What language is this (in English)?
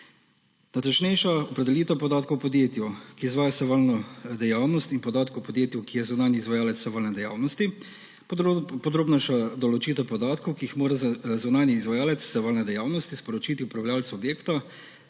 Slovenian